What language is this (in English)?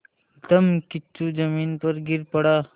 Hindi